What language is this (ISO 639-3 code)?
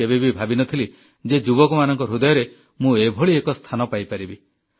ori